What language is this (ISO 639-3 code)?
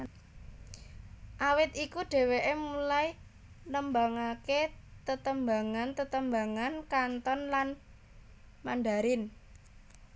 jav